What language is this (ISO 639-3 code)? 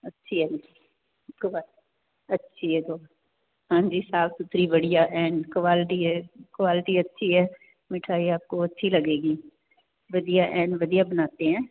pan